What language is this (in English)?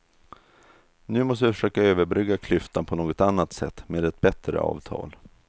Swedish